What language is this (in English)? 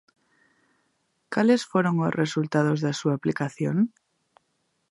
Galician